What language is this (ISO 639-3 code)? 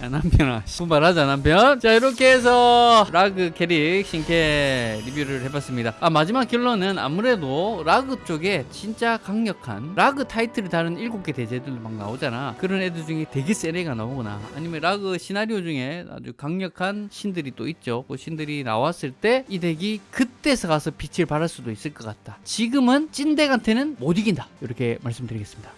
kor